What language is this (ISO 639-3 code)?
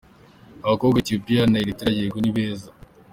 kin